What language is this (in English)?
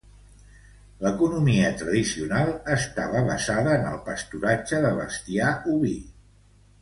Catalan